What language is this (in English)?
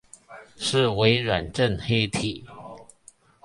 Chinese